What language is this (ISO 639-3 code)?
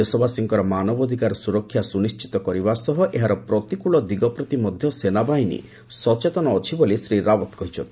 ori